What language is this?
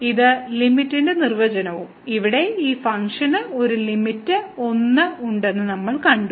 Malayalam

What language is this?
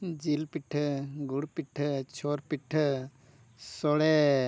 Santali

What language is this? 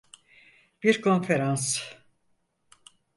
Turkish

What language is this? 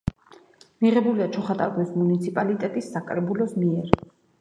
Georgian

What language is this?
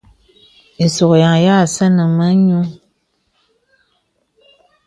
Bebele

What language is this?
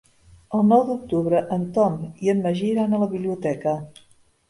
Catalan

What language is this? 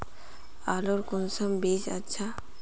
Magahi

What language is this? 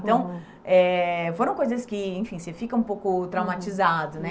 Portuguese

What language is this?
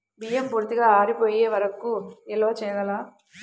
Telugu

